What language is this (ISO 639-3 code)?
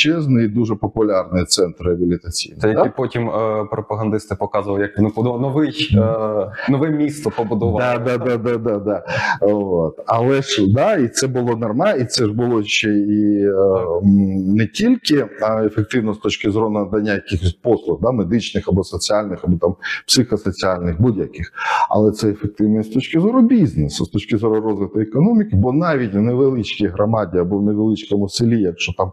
ukr